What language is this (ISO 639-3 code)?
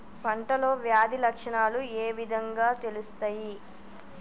tel